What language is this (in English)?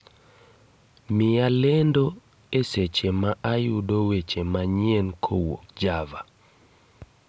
Luo (Kenya and Tanzania)